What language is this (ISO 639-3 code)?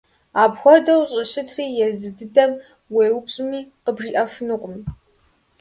kbd